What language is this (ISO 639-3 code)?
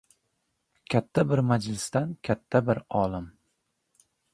uzb